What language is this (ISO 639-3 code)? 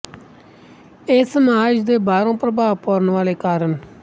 pan